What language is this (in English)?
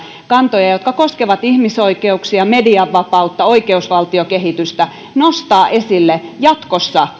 Finnish